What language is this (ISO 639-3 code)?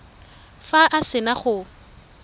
tsn